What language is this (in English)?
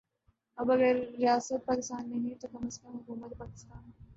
Urdu